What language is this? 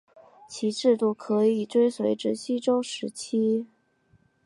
Chinese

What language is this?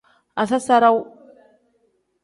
Tem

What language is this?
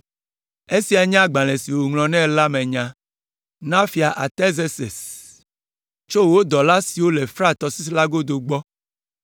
Ewe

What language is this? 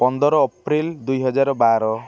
Odia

